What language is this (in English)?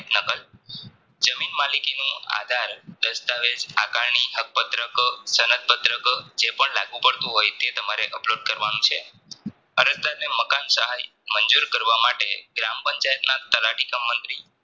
Gujarati